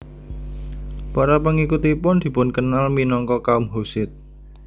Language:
Javanese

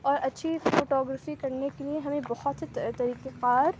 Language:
Urdu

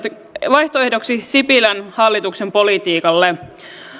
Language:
Finnish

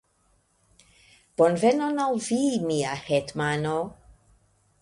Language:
Esperanto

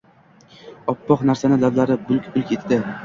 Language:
Uzbek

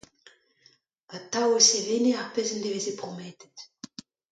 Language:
Breton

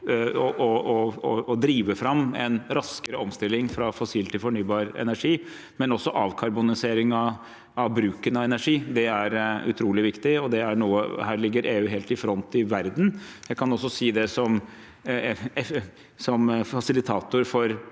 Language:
Norwegian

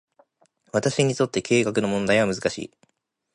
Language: Japanese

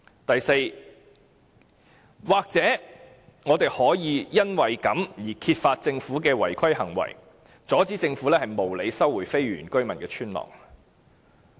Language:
Cantonese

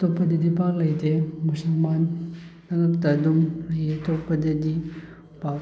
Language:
Manipuri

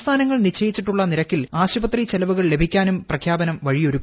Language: Malayalam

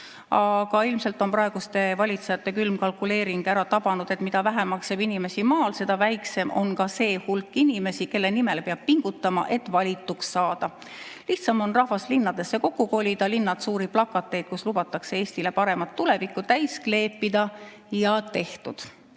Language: Estonian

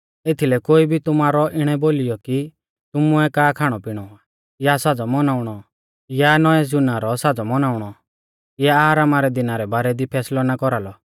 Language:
Mahasu Pahari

